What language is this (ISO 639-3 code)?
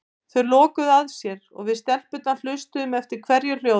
isl